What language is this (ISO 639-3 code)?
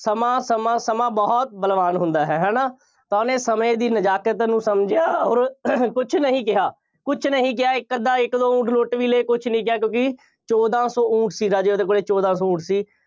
pan